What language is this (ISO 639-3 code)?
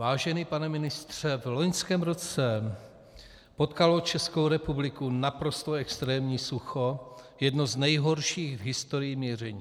ces